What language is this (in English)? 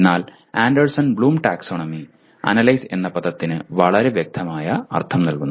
Malayalam